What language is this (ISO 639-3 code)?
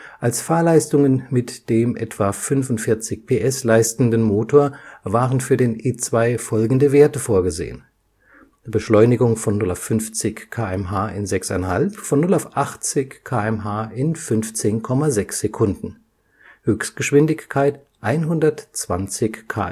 deu